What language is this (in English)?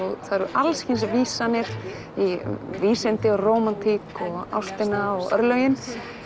Icelandic